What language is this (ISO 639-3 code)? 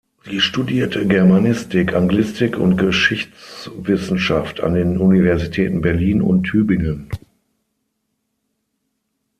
deu